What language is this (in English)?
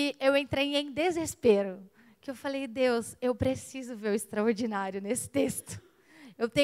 Portuguese